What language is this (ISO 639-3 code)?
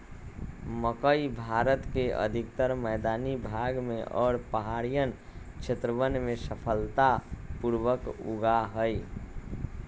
mag